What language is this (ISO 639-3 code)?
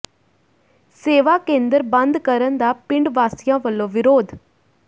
pan